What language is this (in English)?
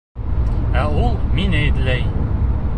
Bashkir